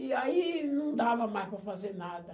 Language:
Portuguese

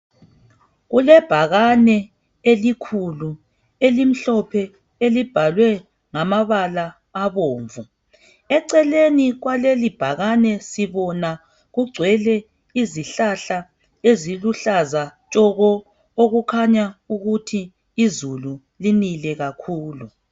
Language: North Ndebele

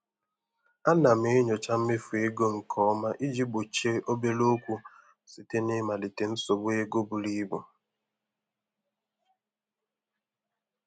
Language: Igbo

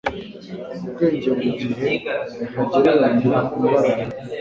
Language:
Kinyarwanda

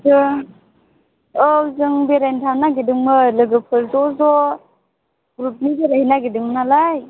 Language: Bodo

